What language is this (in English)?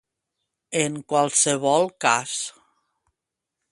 Catalan